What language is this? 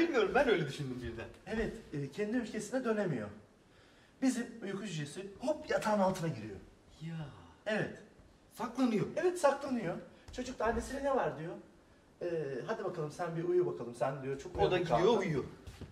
Turkish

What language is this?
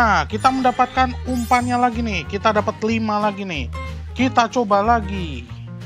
Indonesian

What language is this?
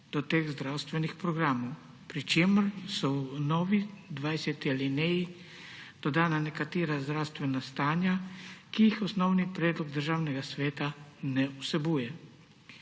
Slovenian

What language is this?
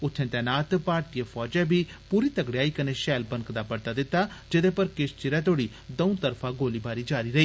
Dogri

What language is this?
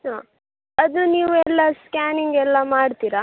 Kannada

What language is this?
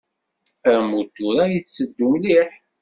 Kabyle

